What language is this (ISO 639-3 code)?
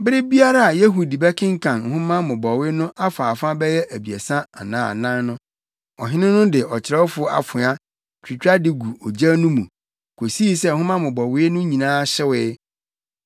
aka